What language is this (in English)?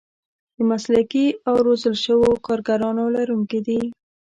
Pashto